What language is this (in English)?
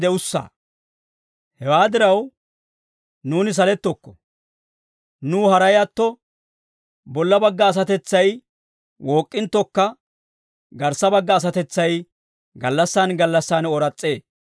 Dawro